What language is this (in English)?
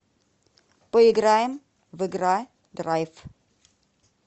Russian